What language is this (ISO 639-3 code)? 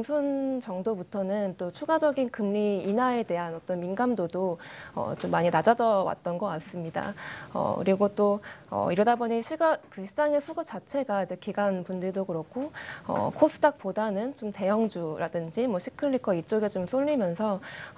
kor